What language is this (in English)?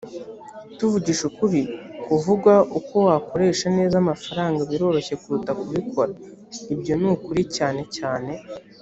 Kinyarwanda